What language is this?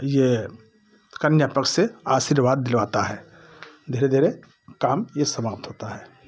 Hindi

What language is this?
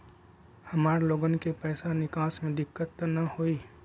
Magahi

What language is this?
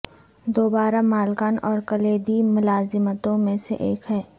Urdu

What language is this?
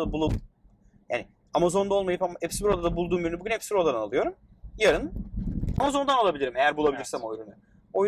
Turkish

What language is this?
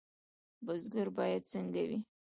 Pashto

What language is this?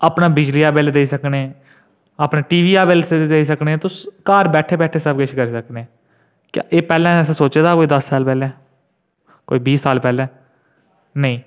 Dogri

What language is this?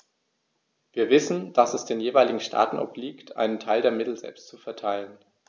German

